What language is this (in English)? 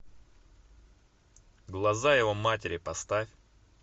Russian